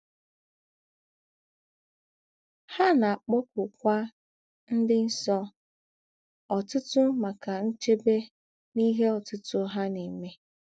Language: Igbo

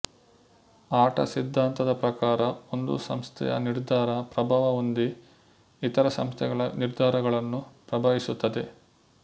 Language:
Kannada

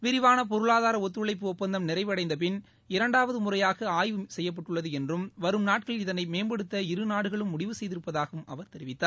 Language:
Tamil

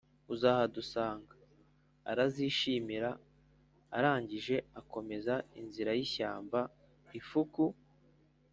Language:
Kinyarwanda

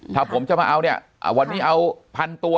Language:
Thai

